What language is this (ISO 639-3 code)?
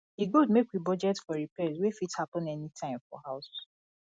pcm